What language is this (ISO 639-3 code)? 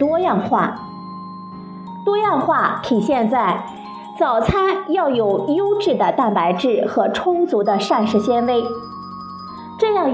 zho